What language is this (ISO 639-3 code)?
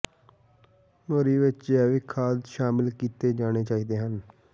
pan